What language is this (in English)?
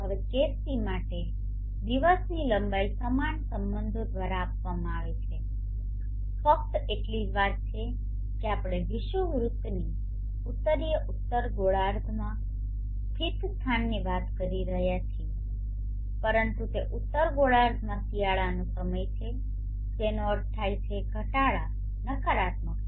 Gujarati